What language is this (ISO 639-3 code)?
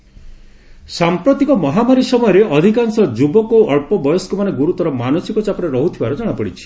ori